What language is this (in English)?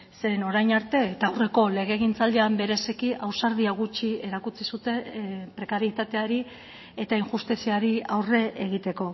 Basque